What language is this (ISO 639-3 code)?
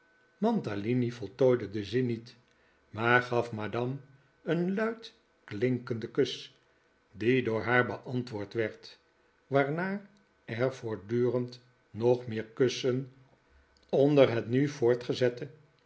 nld